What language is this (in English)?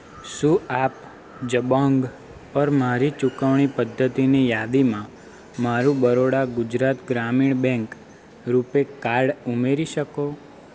Gujarati